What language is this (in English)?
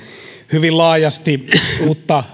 Finnish